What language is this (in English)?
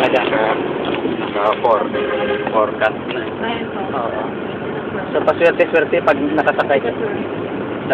Filipino